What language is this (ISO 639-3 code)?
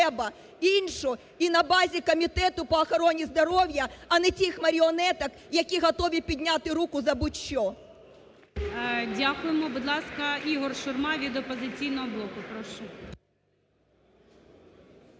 ukr